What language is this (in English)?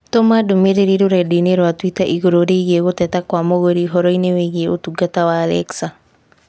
Kikuyu